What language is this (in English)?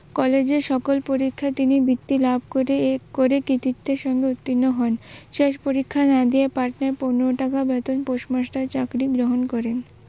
Bangla